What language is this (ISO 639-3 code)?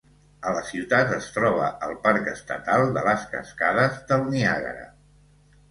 cat